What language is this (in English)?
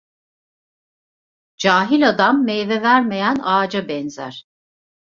Turkish